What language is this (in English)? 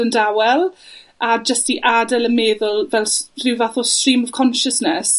Welsh